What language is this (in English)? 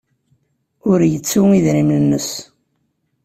Kabyle